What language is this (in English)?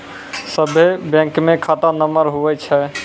Maithili